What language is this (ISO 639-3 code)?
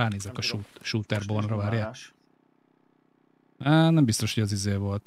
hun